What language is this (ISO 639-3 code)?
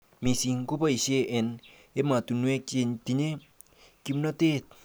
kln